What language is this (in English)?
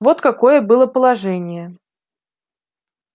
Russian